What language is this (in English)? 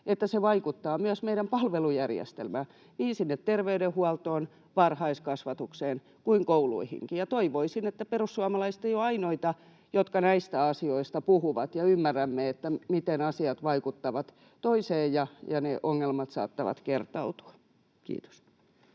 Finnish